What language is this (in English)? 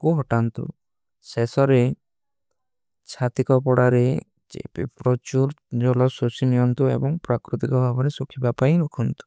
Kui (India)